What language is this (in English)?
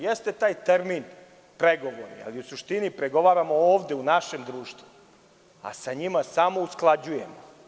Serbian